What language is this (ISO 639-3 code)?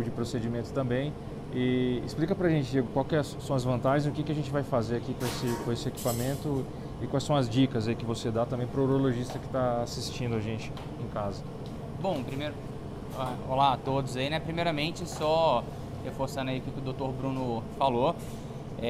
por